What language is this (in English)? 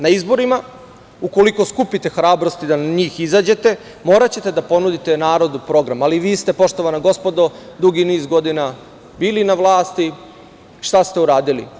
Serbian